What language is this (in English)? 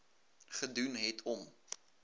Afrikaans